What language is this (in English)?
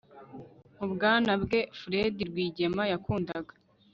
Kinyarwanda